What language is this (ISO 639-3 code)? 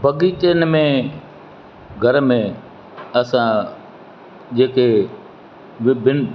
snd